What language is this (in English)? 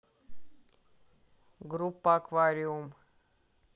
Russian